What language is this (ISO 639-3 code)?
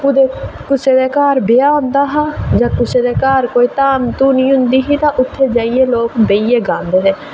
doi